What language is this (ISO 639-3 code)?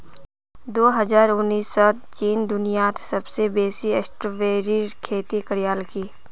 mag